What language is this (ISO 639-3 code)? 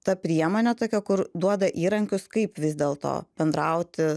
lit